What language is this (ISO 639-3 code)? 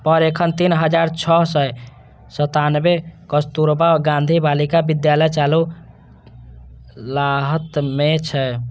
mai